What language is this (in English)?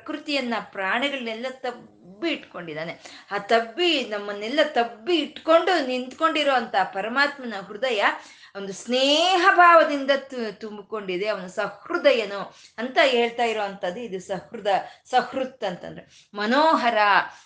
Kannada